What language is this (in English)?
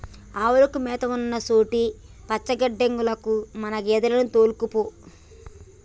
Telugu